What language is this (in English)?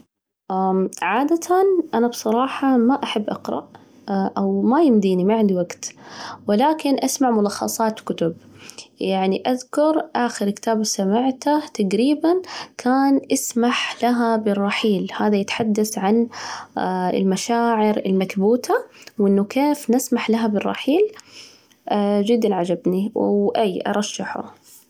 Najdi Arabic